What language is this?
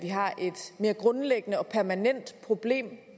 Danish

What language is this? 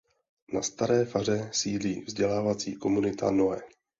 Czech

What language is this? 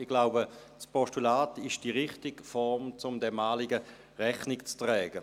Swiss German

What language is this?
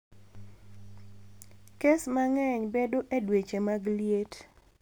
Luo (Kenya and Tanzania)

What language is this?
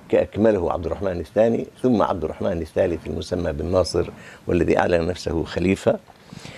Arabic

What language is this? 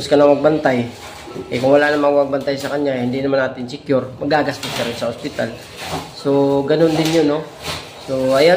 Filipino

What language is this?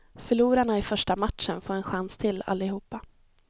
Swedish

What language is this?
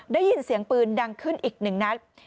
Thai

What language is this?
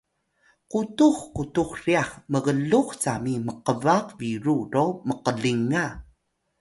Atayal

